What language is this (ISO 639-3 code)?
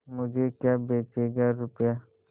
hin